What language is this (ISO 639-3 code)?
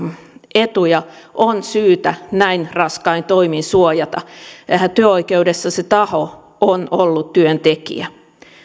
fin